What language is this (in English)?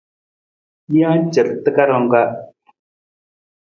Nawdm